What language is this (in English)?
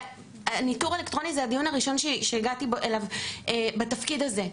Hebrew